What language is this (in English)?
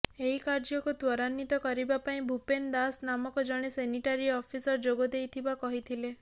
Odia